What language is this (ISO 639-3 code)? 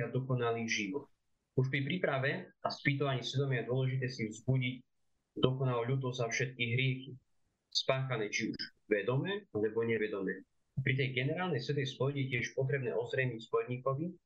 slk